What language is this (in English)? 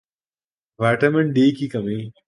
Urdu